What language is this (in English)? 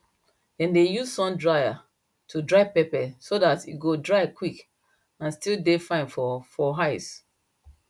Nigerian Pidgin